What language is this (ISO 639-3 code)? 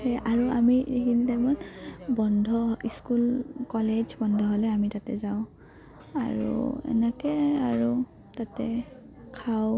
asm